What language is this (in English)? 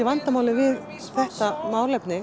Icelandic